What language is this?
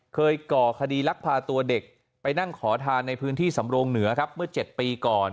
Thai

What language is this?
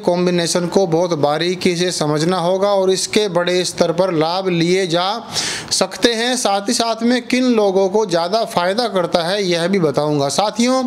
Hindi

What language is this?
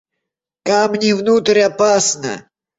Russian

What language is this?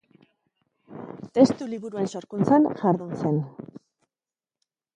Basque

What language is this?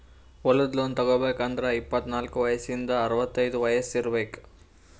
Kannada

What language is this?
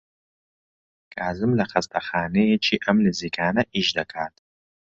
Central Kurdish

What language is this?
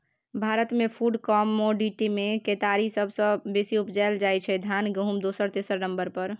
Maithili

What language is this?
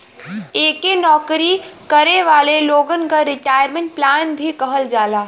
Bhojpuri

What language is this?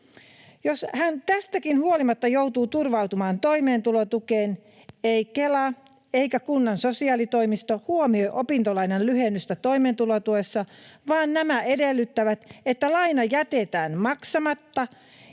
Finnish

